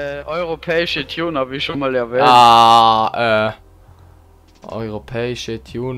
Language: German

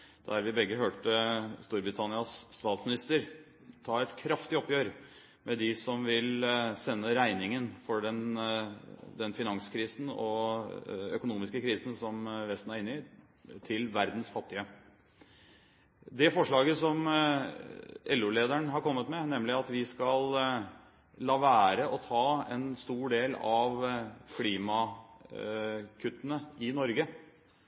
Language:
Norwegian Bokmål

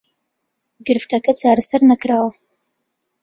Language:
Central Kurdish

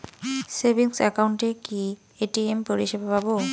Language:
Bangla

